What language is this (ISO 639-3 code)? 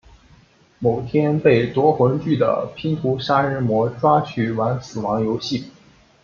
zho